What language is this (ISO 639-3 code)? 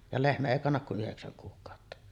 fin